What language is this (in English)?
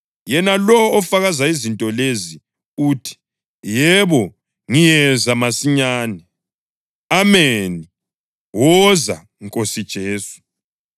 North Ndebele